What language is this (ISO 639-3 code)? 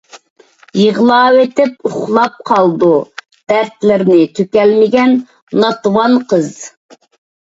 uig